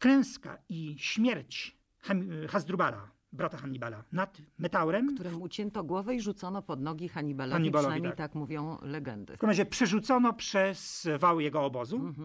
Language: Polish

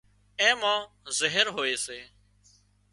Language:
Wadiyara Koli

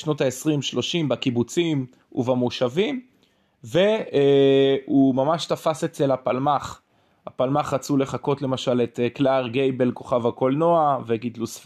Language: Hebrew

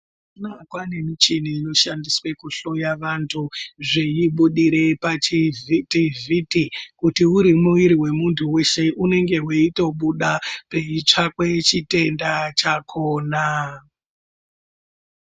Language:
Ndau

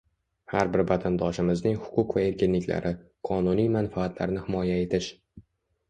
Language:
Uzbek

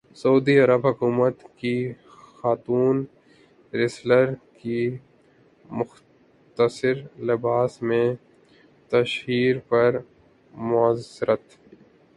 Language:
Urdu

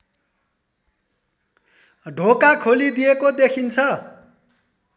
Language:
Nepali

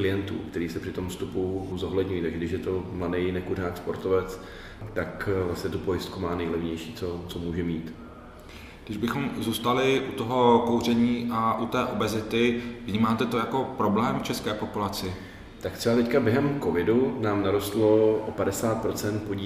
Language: Czech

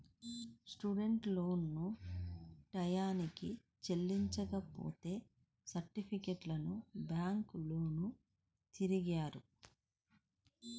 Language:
Telugu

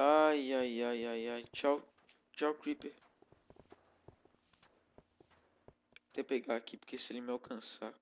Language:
Portuguese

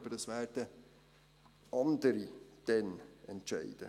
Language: Swiss German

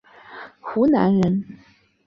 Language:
Chinese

